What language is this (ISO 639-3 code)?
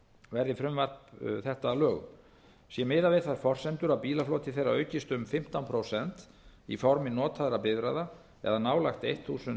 isl